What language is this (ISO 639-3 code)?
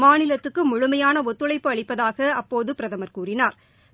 tam